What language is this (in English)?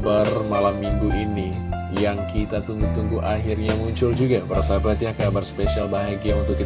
Indonesian